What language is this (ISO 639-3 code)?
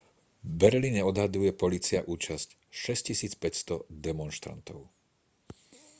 slk